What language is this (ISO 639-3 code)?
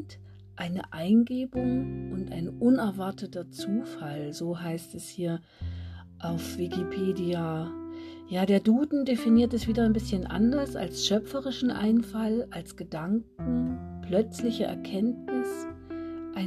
deu